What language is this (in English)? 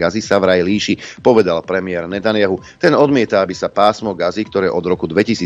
Slovak